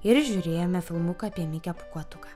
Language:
Lithuanian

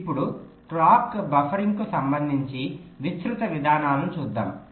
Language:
Telugu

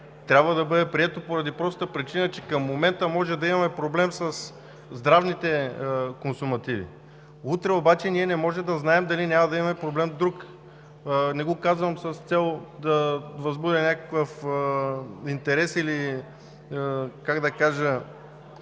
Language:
Bulgarian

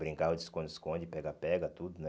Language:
Portuguese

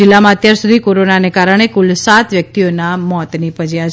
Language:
Gujarati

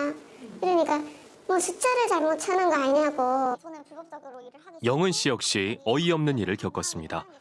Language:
Korean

